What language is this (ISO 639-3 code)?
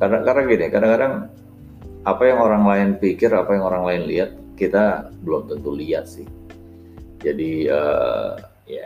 ind